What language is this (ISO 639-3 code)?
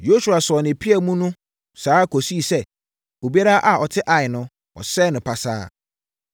aka